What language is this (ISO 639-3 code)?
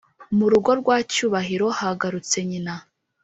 kin